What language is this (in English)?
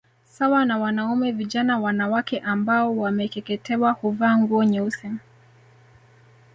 Swahili